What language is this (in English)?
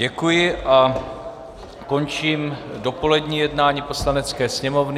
Czech